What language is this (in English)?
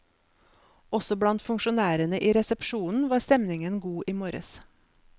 Norwegian